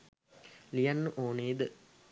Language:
Sinhala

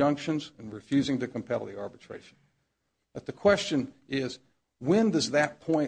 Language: English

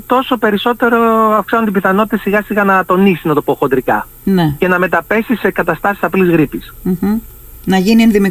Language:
Greek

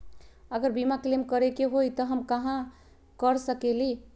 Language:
Magahi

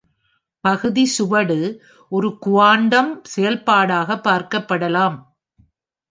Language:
Tamil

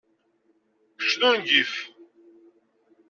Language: Kabyle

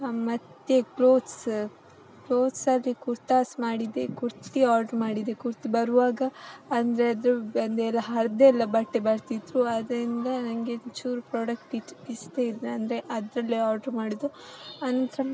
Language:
Kannada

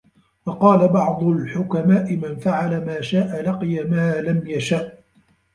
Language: Arabic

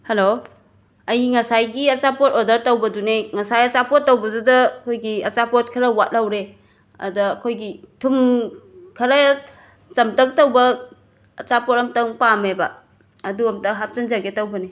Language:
Manipuri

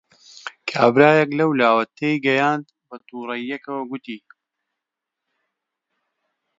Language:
Central Kurdish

